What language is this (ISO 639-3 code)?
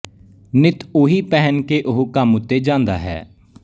pan